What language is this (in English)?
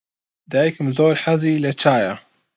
Central Kurdish